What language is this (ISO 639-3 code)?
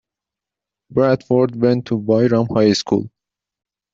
eng